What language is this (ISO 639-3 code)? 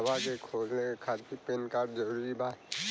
bho